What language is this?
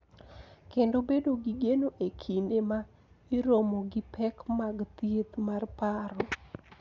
Luo (Kenya and Tanzania)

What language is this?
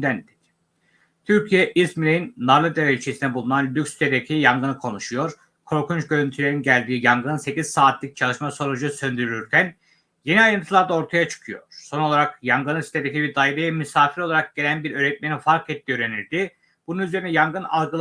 Turkish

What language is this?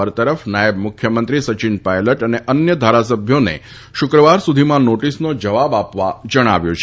Gujarati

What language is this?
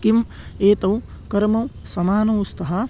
Sanskrit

